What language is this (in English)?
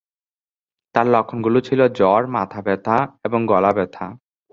Bangla